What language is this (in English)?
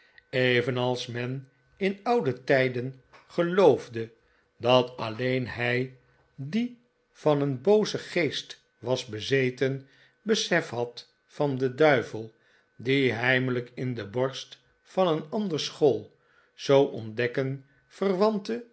Dutch